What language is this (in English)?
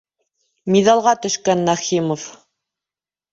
Bashkir